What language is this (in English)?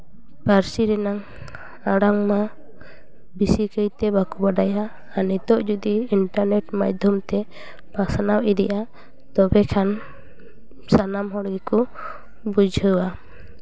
Santali